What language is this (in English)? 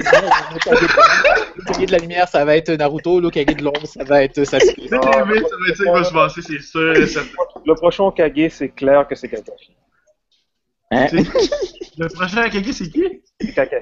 French